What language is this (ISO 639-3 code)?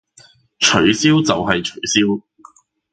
yue